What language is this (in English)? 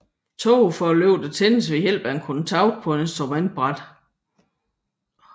Danish